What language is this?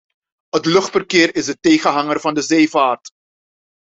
Dutch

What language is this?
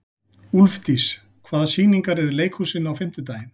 Icelandic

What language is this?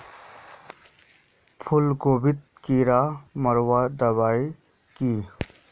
Magahi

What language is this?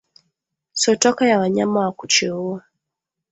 Swahili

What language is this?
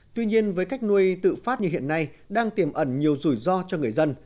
Vietnamese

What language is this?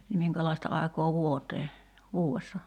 Finnish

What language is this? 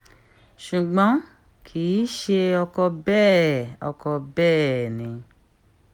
Yoruba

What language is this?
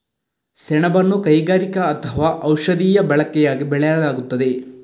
Kannada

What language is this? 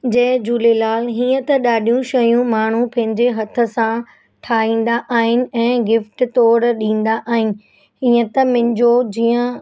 Sindhi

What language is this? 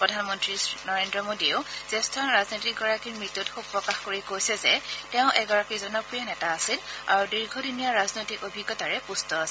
Assamese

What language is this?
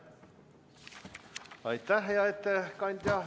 Estonian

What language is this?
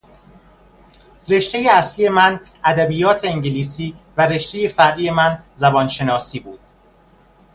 Persian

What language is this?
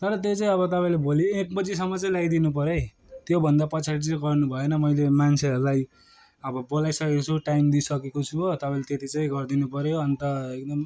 Nepali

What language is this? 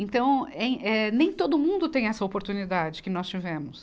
Portuguese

